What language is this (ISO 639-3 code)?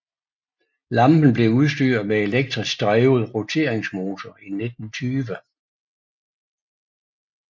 dan